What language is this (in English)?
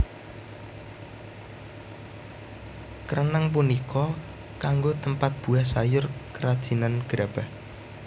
Javanese